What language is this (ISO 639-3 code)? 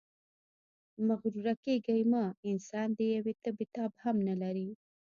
pus